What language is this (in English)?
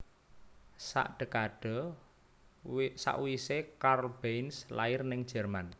Javanese